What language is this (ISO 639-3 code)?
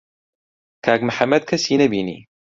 ckb